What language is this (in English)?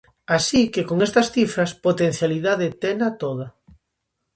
Galician